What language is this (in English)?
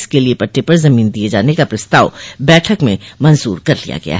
Hindi